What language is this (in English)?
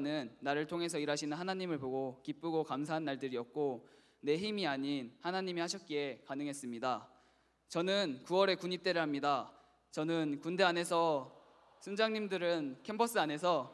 Korean